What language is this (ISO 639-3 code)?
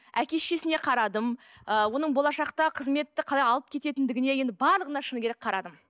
kaz